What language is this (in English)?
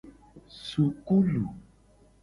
Gen